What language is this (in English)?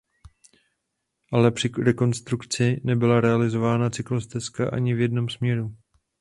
Czech